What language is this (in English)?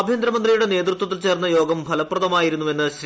Malayalam